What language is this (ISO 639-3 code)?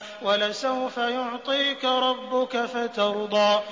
ara